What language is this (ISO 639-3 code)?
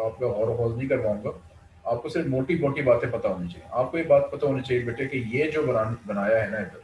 hin